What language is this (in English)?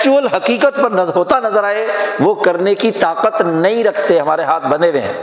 Urdu